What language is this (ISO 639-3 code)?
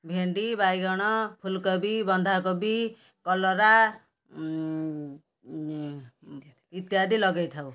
ori